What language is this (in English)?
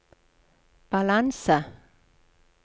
Norwegian